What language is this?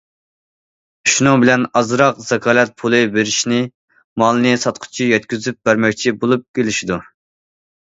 Uyghur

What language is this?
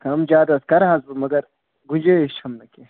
Kashmiri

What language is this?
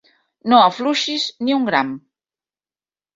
Catalan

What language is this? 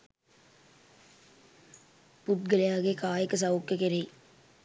Sinhala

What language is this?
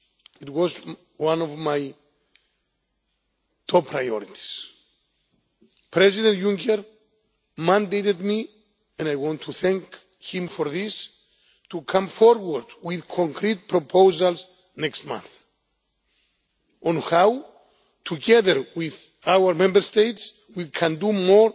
English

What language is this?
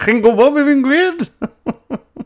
Welsh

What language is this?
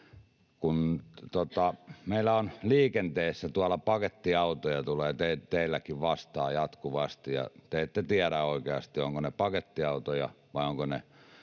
Finnish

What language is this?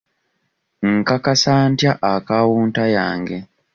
Ganda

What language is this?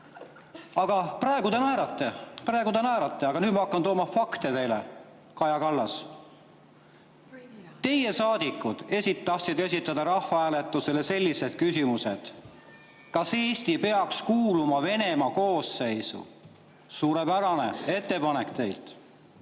Estonian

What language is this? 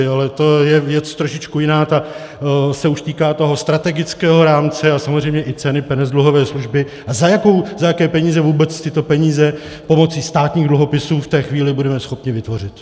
Czech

